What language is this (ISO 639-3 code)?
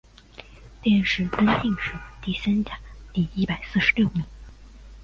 zho